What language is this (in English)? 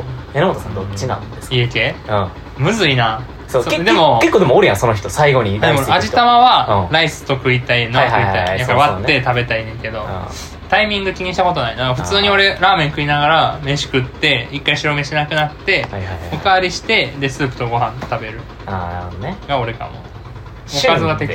Japanese